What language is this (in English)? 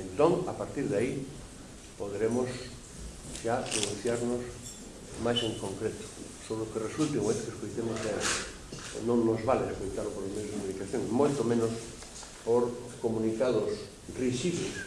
Portuguese